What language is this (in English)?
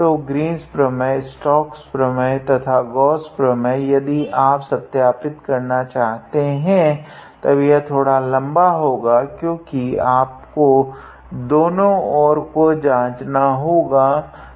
Hindi